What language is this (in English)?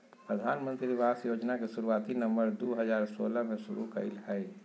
Magahi